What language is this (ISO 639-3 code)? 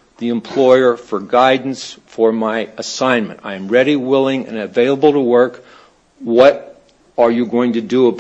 eng